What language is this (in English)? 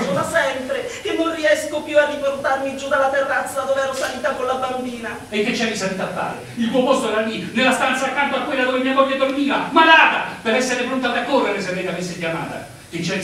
Italian